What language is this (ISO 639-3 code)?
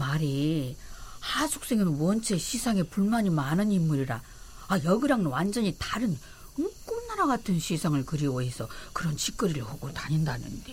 kor